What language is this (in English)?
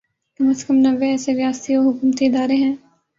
Urdu